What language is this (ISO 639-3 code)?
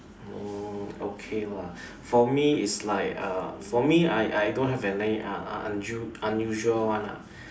eng